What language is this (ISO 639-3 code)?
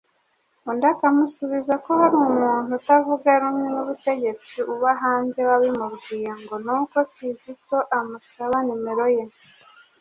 kin